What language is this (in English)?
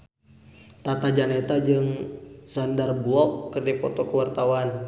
Sundanese